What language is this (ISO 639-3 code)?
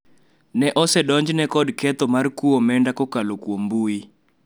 luo